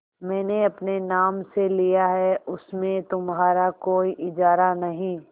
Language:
Hindi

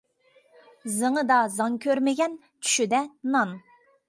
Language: Uyghur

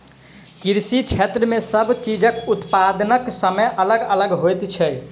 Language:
Maithili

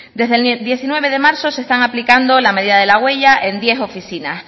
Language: Spanish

